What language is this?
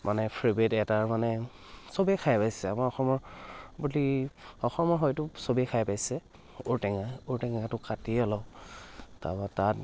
Assamese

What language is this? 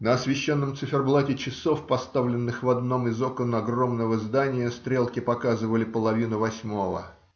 Russian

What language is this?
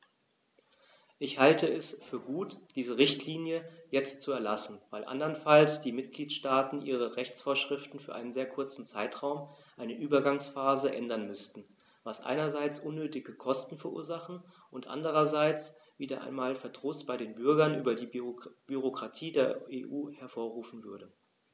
German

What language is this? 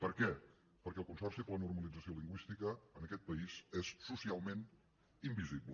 Catalan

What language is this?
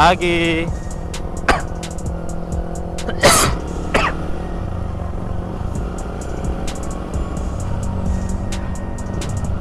Indonesian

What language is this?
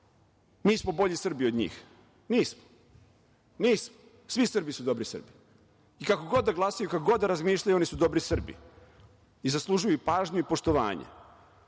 Serbian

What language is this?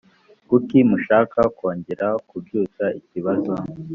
Kinyarwanda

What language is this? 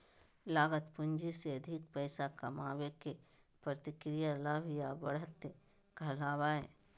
Magahi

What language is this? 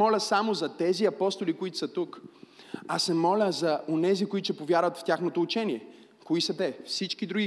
Bulgarian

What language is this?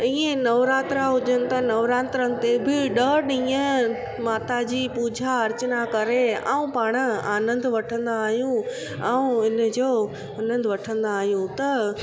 Sindhi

